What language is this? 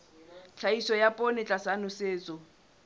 Southern Sotho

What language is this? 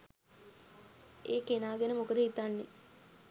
Sinhala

